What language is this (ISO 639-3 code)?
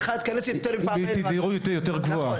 heb